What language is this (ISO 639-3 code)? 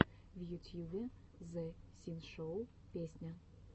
rus